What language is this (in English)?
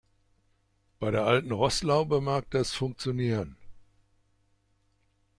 German